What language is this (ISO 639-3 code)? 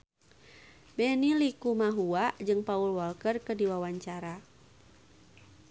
sun